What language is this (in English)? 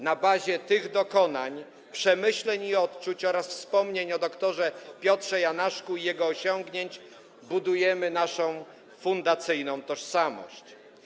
Polish